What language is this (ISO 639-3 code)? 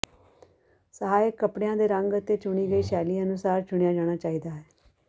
pan